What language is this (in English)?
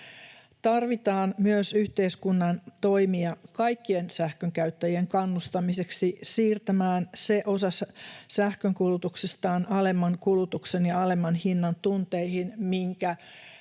Finnish